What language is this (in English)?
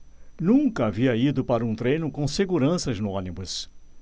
Portuguese